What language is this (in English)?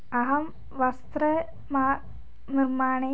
Sanskrit